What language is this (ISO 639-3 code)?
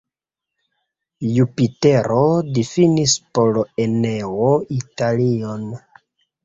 epo